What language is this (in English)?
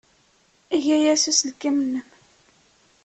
Kabyle